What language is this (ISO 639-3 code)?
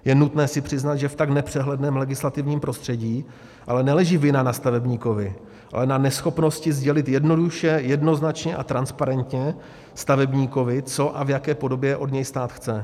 ces